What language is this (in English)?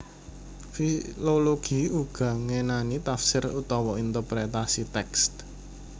Javanese